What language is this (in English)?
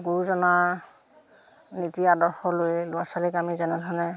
Assamese